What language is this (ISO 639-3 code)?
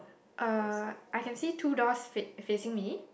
eng